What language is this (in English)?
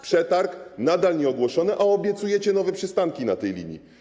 Polish